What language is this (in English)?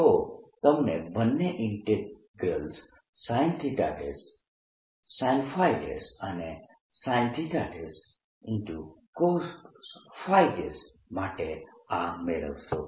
Gujarati